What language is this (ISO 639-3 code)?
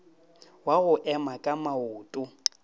nso